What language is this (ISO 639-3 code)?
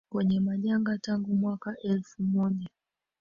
swa